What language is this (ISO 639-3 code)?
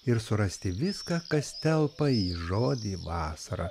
lit